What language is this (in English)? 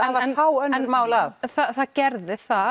Icelandic